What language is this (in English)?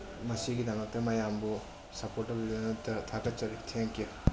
Manipuri